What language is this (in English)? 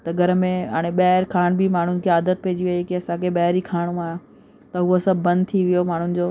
Sindhi